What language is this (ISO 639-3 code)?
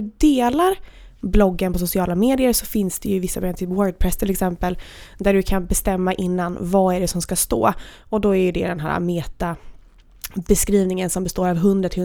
swe